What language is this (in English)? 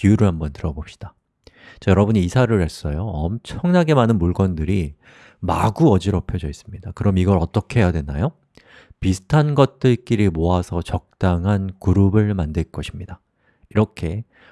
Korean